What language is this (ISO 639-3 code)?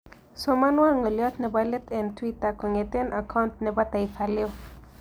kln